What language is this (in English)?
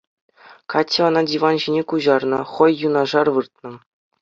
Chuvash